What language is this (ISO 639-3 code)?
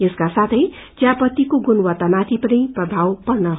nep